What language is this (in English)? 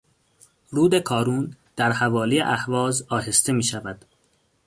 Persian